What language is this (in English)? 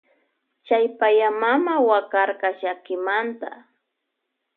Loja Highland Quichua